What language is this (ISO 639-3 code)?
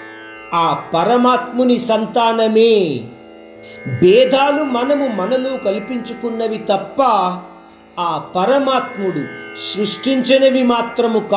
hin